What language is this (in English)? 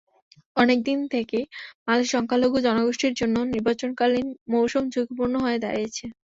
Bangla